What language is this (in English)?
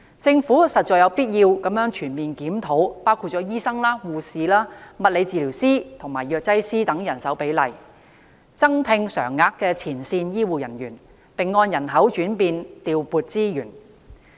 Cantonese